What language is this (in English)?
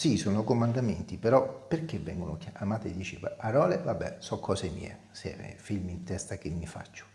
Italian